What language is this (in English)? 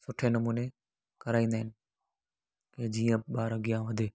Sindhi